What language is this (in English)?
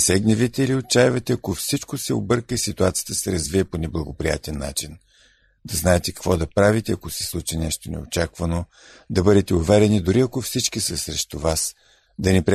Bulgarian